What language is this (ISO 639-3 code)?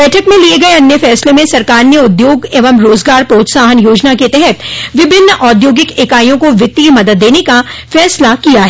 hin